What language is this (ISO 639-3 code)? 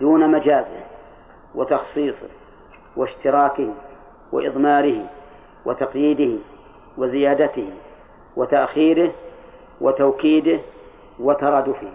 ara